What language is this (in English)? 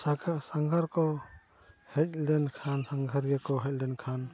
Santali